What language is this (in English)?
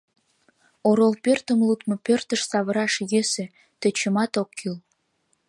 Mari